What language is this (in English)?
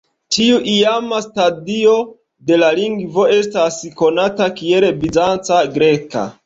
Esperanto